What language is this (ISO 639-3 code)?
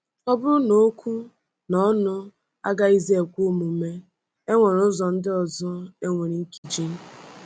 ibo